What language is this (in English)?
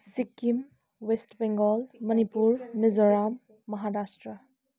Nepali